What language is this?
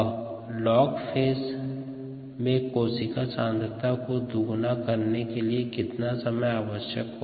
Hindi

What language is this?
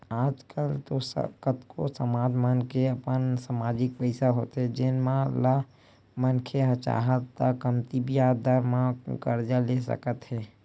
Chhattisgarhi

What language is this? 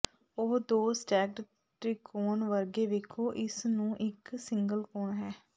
Punjabi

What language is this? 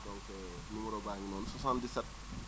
Wolof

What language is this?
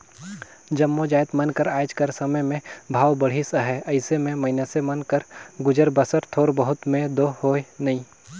Chhattisgarhi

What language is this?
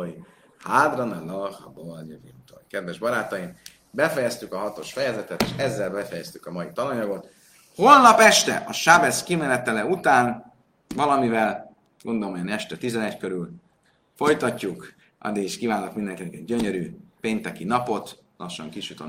Hungarian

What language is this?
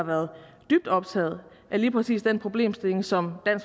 Danish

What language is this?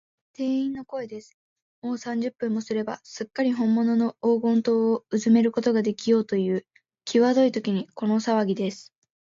Japanese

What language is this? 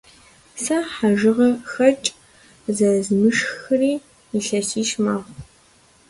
Kabardian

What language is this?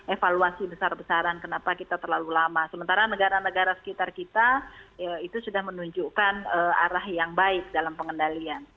Indonesian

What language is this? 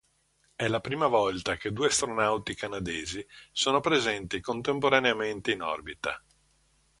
Italian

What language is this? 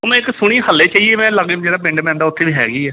Punjabi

